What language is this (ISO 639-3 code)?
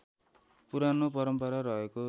nep